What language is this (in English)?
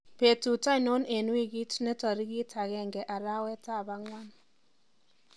Kalenjin